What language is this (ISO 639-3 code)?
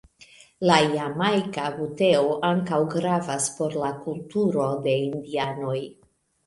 epo